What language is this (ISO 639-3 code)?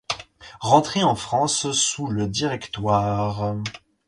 fra